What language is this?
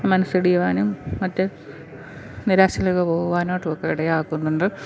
Malayalam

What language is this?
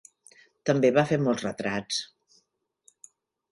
Catalan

